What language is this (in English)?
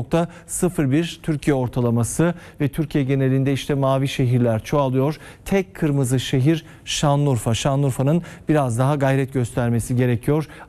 Turkish